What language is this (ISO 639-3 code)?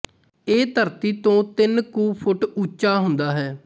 pan